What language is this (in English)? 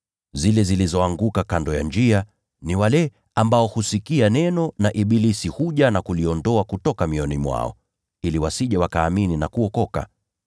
Swahili